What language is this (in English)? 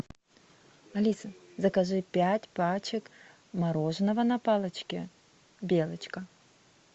Russian